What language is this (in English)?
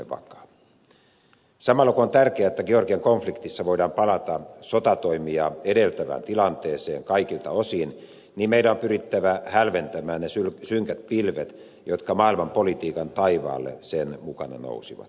Finnish